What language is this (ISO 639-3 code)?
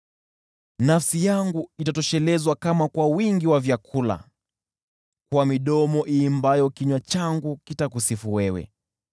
swa